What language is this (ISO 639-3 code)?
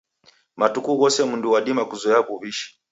dav